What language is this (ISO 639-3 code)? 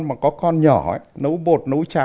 vie